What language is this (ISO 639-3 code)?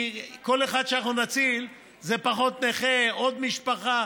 heb